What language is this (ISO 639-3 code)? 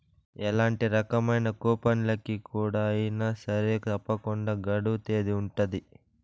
tel